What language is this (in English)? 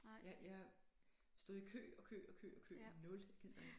Danish